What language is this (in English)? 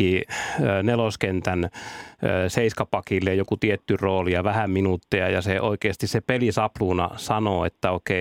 Finnish